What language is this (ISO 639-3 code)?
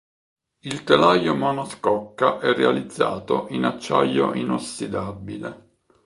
ita